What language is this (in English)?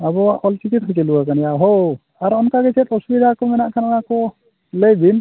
Santali